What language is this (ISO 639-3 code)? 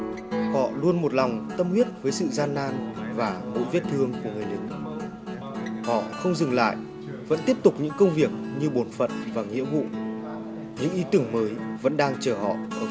vie